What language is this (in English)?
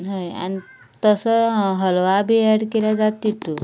Konkani